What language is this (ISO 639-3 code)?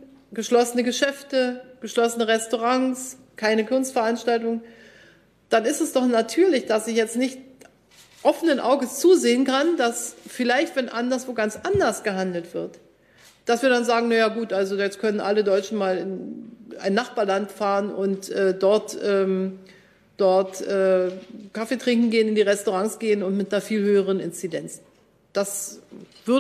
deu